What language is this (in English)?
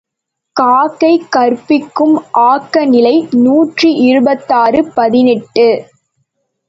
Tamil